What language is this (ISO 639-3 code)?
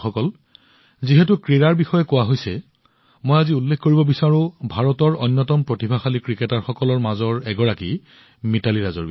asm